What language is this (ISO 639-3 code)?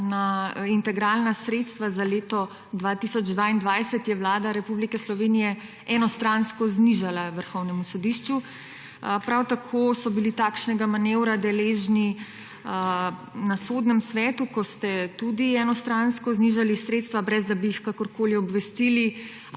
slv